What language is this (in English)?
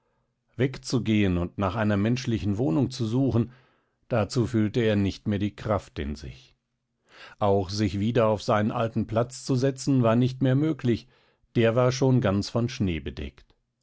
German